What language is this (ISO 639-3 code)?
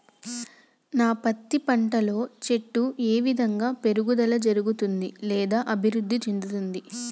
tel